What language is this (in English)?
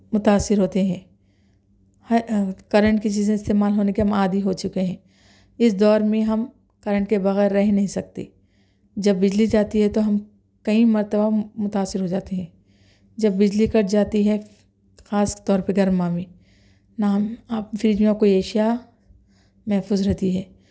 Urdu